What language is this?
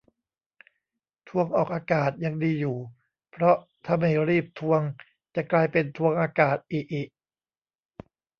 Thai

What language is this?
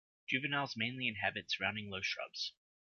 English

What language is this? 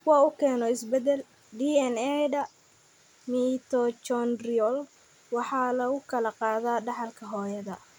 Somali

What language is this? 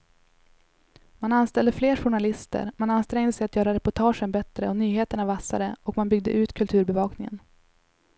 Swedish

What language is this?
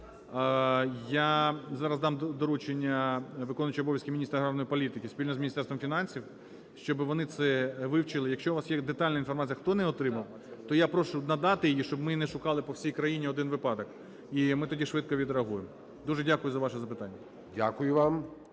Ukrainian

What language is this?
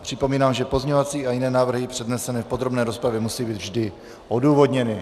Czech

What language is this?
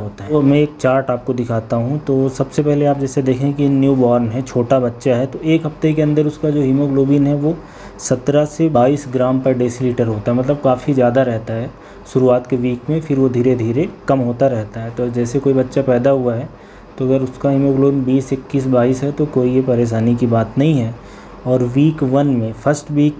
Hindi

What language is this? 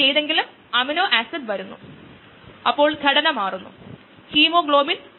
Malayalam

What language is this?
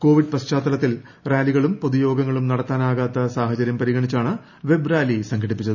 Malayalam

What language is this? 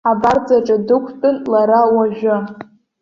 Abkhazian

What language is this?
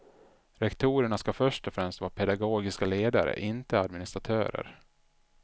Swedish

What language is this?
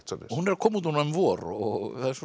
Icelandic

